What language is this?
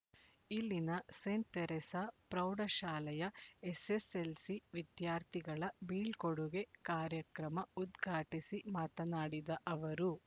Kannada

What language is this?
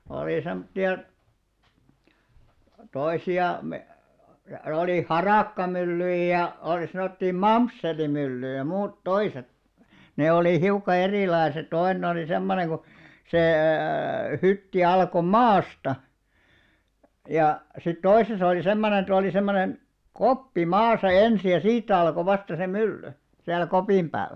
Finnish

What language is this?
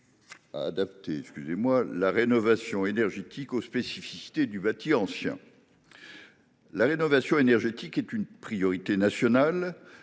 French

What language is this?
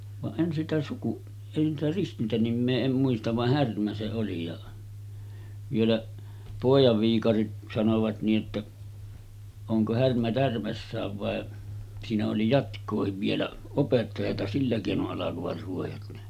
Finnish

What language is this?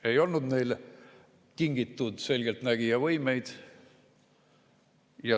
Estonian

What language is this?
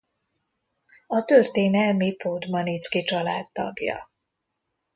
Hungarian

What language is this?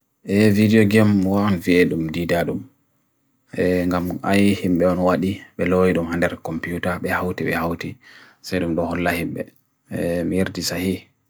Bagirmi Fulfulde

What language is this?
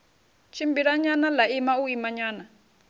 Venda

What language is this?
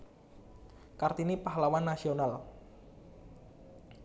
Javanese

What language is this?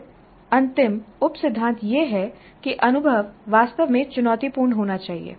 Hindi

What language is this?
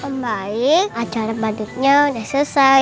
Indonesian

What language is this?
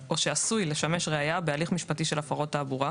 Hebrew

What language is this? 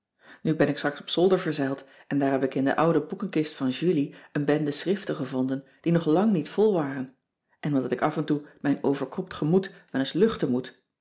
Dutch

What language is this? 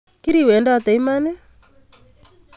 Kalenjin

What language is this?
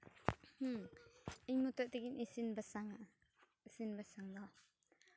Santali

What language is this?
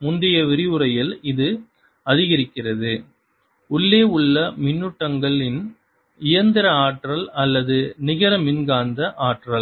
Tamil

